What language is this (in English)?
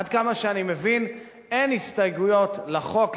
Hebrew